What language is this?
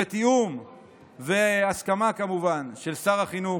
Hebrew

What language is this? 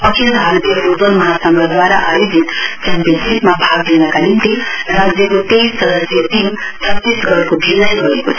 Nepali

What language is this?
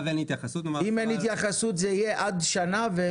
Hebrew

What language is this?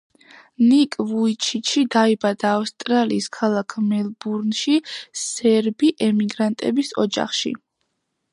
Georgian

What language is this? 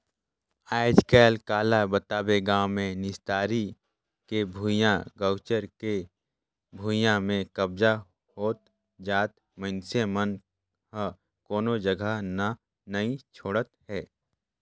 Chhattisgarhi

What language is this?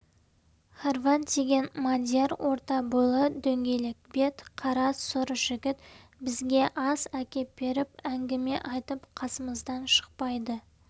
Kazakh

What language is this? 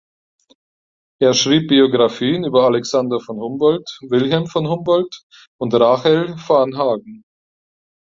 German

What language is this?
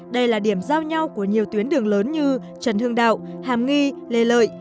Vietnamese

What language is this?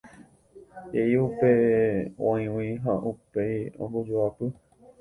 Guarani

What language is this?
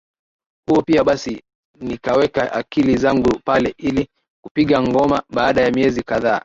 Swahili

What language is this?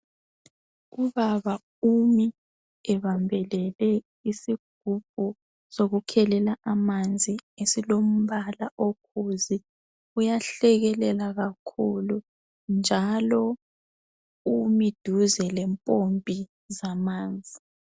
North Ndebele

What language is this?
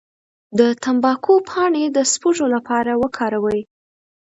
Pashto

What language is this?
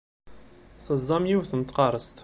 Kabyle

